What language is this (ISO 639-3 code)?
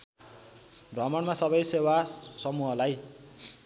nep